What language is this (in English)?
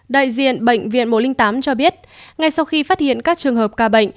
Vietnamese